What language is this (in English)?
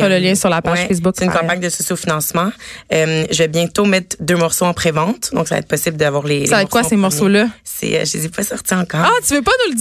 French